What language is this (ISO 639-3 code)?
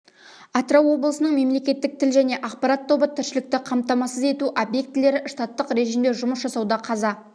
kaz